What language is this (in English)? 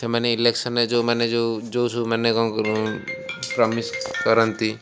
Odia